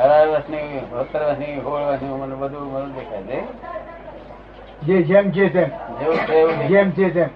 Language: Gujarati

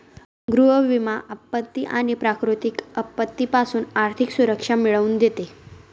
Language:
Marathi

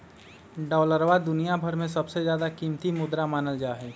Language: Magahi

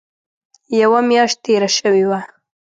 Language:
Pashto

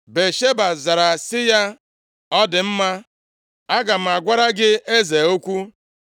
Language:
Igbo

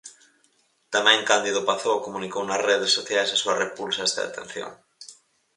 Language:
Galician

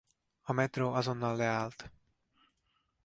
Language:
Hungarian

